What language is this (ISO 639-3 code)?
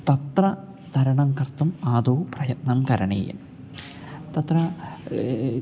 san